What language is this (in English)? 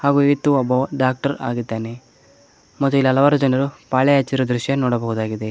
Kannada